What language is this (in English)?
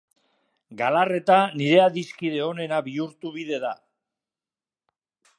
Basque